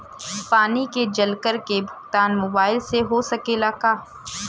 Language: Bhojpuri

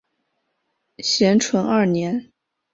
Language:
Chinese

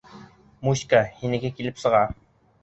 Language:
Bashkir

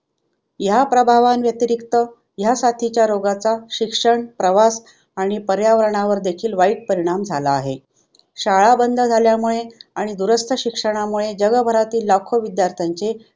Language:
Marathi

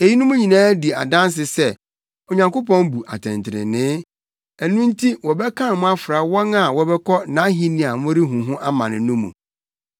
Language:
Akan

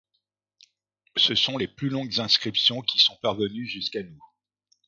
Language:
French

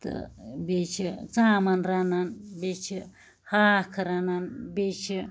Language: Kashmiri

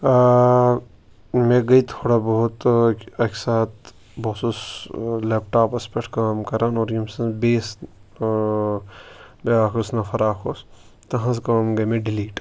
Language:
Kashmiri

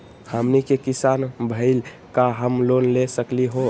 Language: Magahi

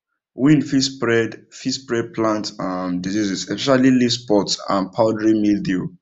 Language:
Nigerian Pidgin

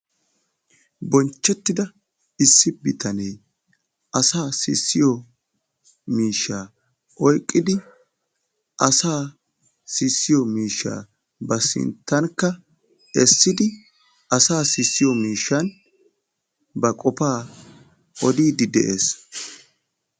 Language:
Wolaytta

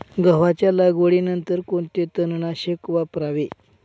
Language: Marathi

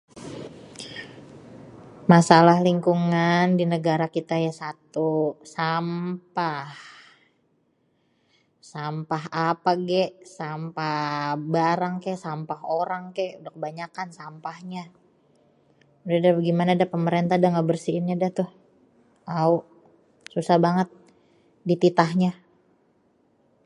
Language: Betawi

